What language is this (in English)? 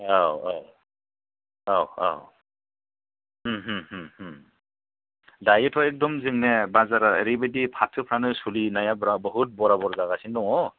Bodo